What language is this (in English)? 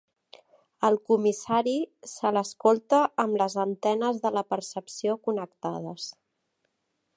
Catalan